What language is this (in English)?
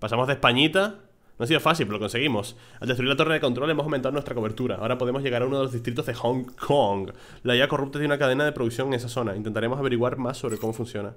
Spanish